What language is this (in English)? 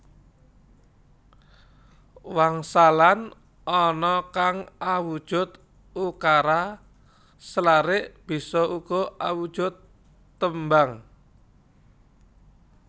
Javanese